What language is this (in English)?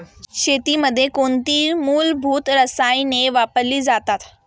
Marathi